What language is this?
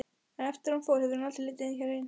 Icelandic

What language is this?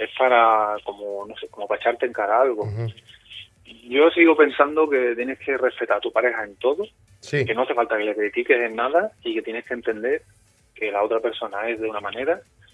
Spanish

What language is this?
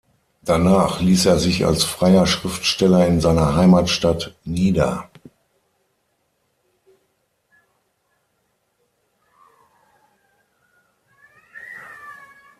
German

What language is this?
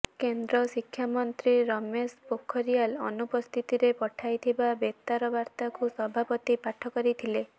Odia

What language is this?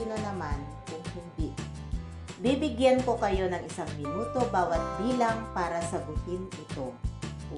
Filipino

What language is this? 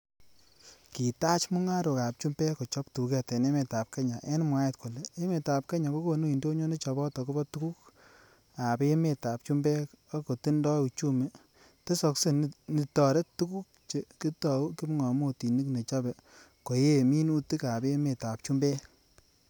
Kalenjin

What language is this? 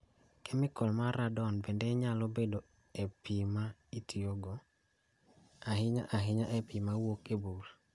Luo (Kenya and Tanzania)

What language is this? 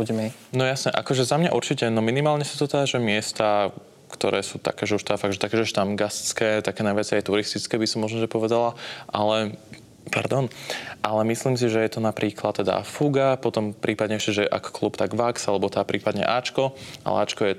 Slovak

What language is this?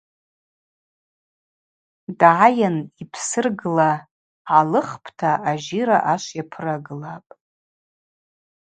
Abaza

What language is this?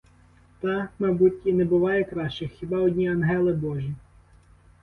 Ukrainian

